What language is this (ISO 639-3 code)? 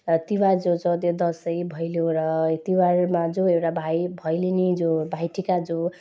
nep